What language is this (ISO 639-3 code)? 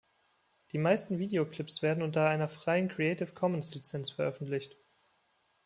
deu